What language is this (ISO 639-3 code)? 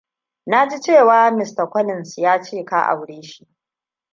hau